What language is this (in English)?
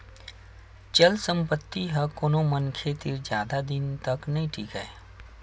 Chhattisgarhi